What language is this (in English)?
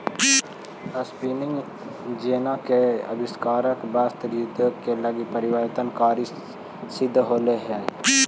Magahi